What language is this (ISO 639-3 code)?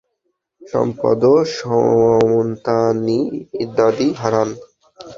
ben